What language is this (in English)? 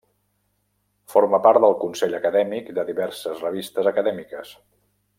Catalan